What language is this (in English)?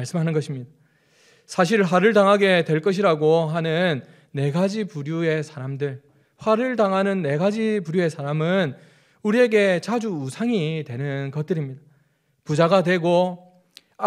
Korean